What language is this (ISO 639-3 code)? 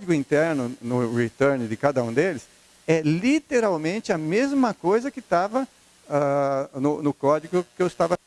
por